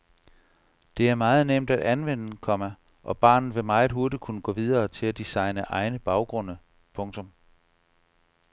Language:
Danish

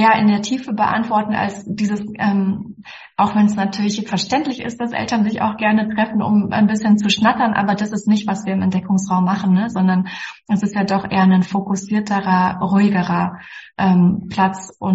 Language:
German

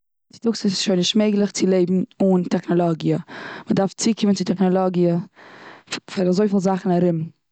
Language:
Yiddish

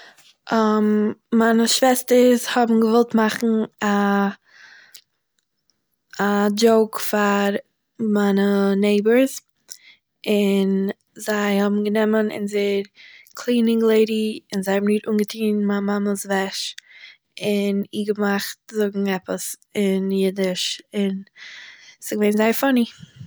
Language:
Yiddish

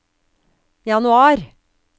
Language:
Norwegian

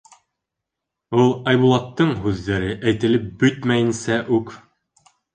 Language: Bashkir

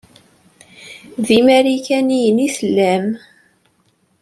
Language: Kabyle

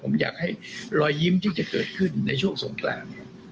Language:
Thai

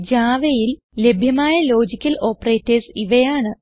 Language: Malayalam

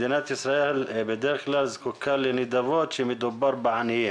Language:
Hebrew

